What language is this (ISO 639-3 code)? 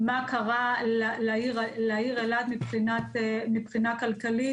heb